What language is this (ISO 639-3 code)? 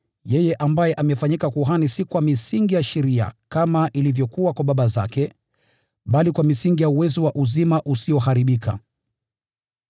swa